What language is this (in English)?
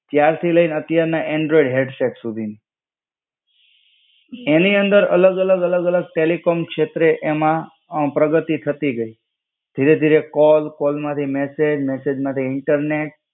Gujarati